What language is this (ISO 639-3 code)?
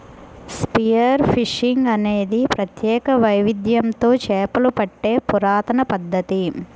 tel